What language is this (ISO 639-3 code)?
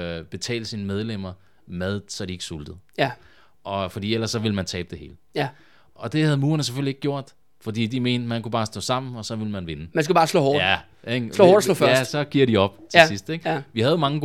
dan